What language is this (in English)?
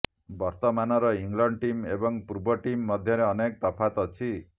Odia